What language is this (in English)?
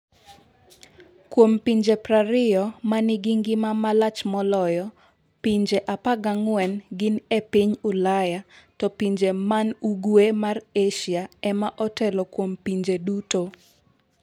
Luo (Kenya and Tanzania)